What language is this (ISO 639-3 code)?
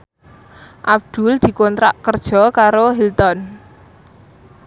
jav